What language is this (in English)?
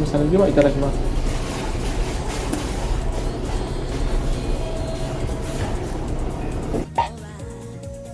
Japanese